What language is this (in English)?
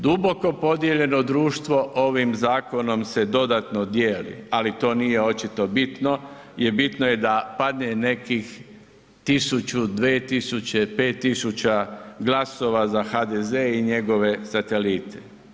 Croatian